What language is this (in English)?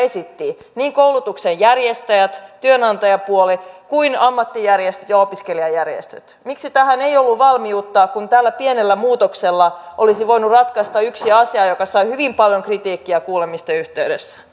Finnish